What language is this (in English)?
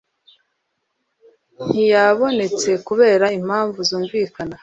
Kinyarwanda